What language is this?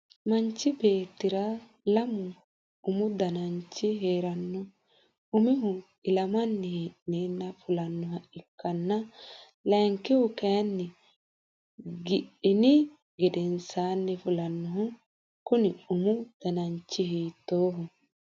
Sidamo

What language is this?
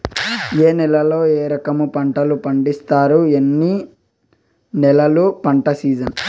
Telugu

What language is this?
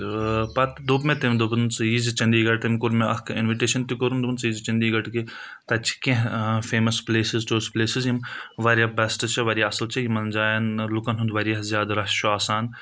Kashmiri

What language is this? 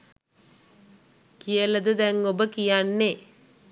Sinhala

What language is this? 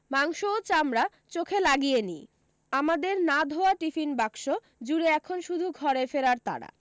Bangla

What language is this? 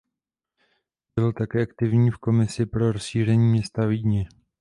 Czech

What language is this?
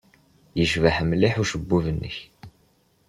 Kabyle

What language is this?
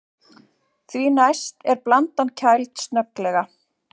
Icelandic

